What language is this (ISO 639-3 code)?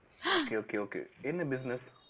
tam